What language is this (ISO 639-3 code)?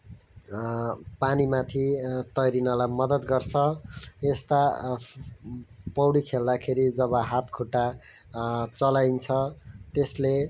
nep